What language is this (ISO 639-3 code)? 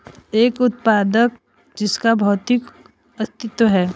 hin